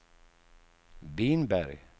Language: Swedish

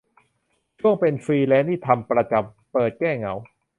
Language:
Thai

